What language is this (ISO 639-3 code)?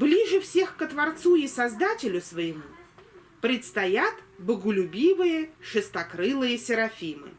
rus